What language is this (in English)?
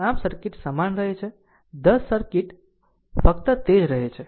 Gujarati